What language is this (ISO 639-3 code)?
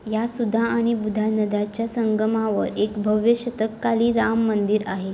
mar